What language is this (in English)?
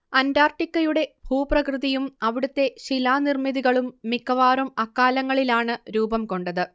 Malayalam